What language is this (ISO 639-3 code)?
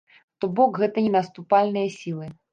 bel